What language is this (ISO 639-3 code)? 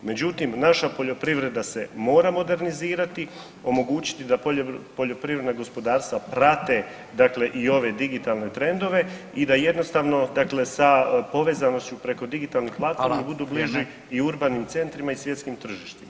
hrv